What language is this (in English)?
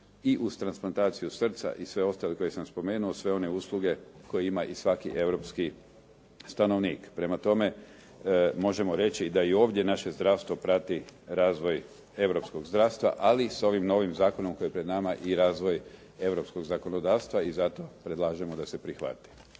Croatian